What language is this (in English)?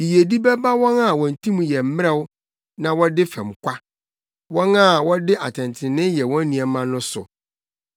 Akan